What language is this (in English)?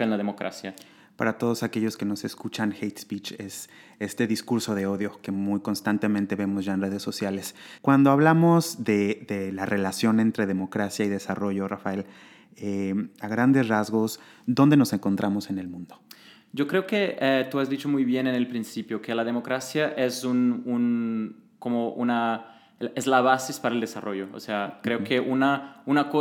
Spanish